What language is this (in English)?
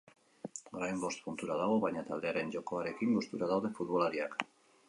Basque